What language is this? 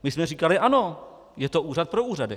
Czech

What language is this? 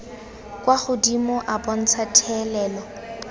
Tswana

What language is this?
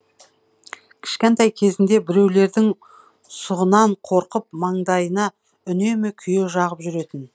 Kazakh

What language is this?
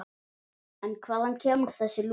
Icelandic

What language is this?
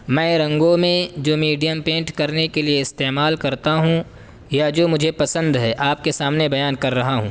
Urdu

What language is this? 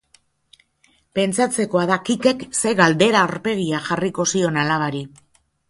Basque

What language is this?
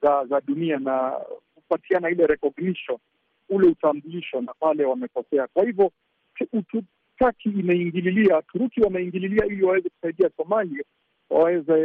Swahili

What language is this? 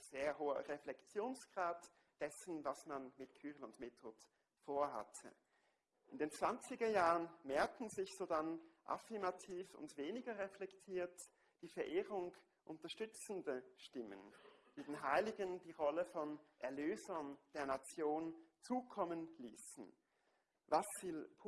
German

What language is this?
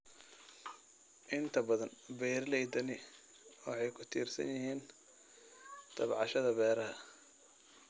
Somali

